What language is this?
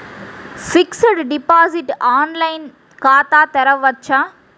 Telugu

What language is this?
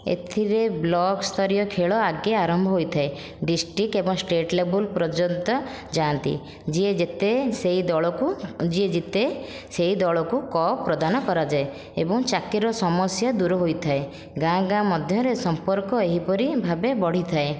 Odia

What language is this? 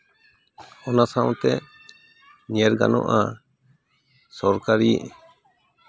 Santali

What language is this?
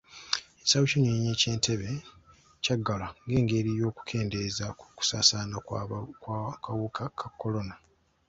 Ganda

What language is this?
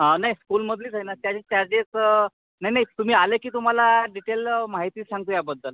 Marathi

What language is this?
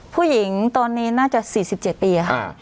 Thai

